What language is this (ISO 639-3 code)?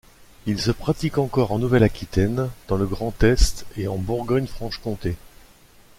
fra